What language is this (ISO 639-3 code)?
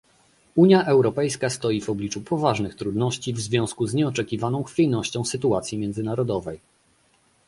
pol